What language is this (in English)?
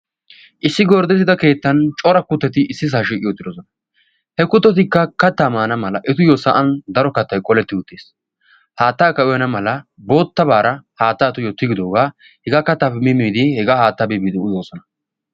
Wolaytta